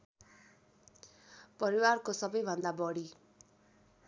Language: Nepali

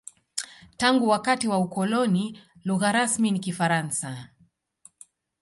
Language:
Swahili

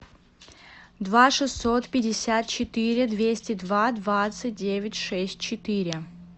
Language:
Russian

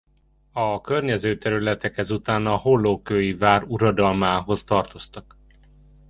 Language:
Hungarian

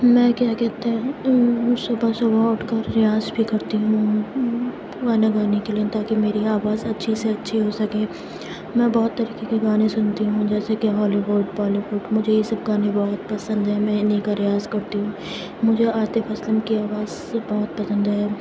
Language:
Urdu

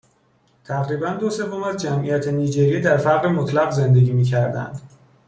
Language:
Persian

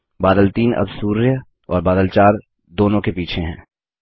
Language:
Hindi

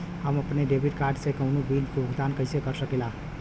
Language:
Bhojpuri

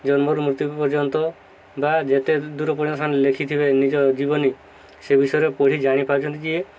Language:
Odia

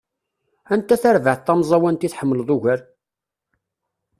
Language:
Kabyle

